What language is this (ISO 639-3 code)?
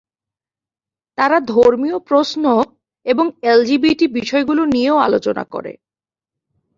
ben